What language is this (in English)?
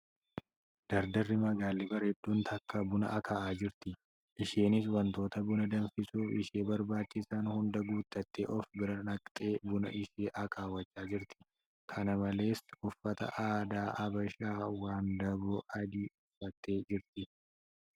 Oromo